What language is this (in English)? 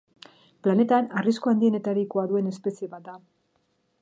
Basque